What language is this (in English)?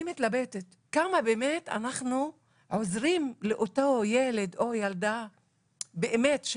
Hebrew